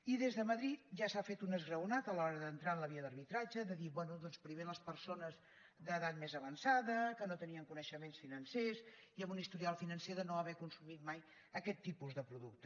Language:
Catalan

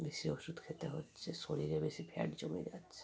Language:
Bangla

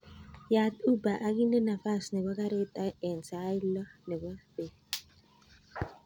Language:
Kalenjin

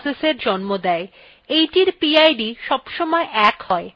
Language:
Bangla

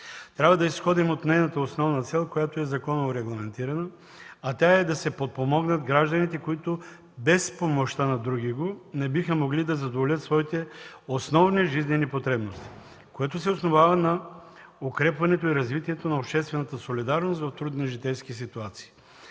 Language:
Bulgarian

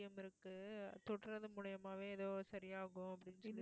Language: Tamil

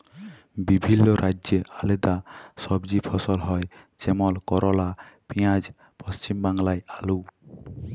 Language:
Bangla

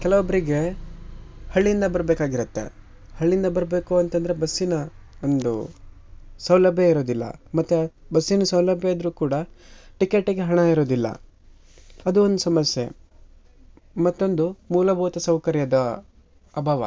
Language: Kannada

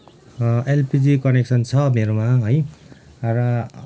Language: Nepali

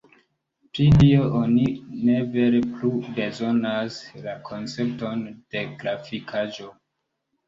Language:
Esperanto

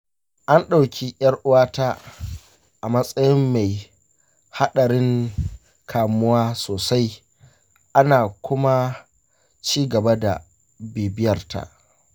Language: Hausa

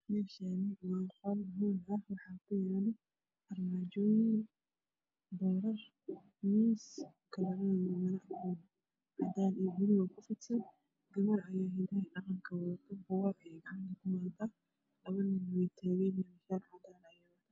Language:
Somali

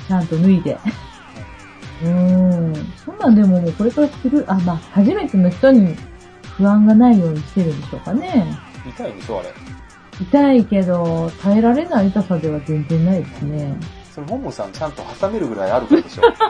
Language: Japanese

